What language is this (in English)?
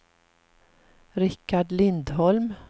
Swedish